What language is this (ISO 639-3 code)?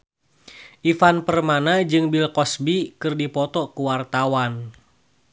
sun